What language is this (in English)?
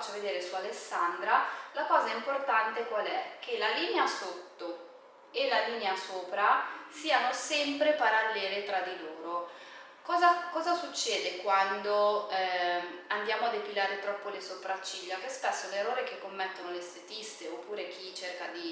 Italian